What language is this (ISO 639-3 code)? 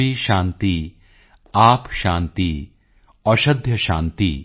pan